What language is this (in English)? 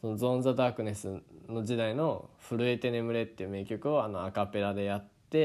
Japanese